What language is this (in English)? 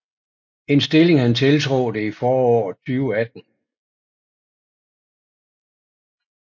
Danish